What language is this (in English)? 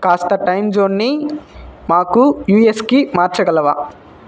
Telugu